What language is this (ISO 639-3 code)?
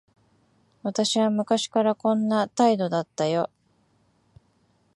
jpn